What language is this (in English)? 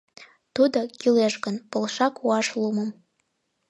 Mari